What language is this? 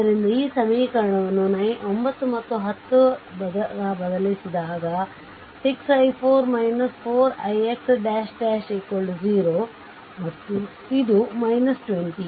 Kannada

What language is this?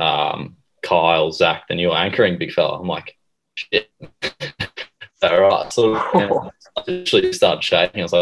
English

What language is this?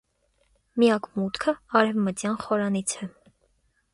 Armenian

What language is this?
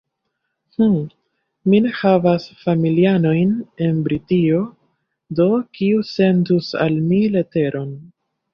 Esperanto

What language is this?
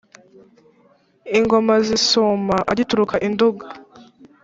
Kinyarwanda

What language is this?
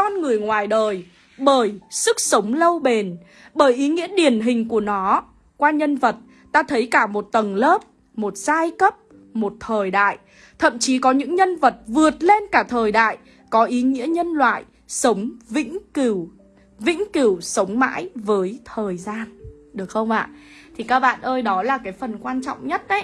Vietnamese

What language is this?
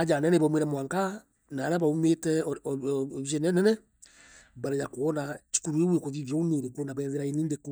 Meru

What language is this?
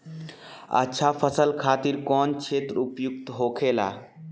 Bhojpuri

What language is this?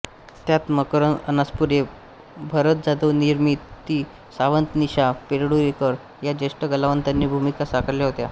Marathi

